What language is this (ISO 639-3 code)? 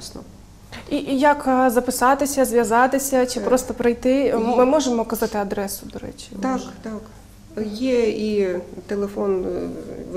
ukr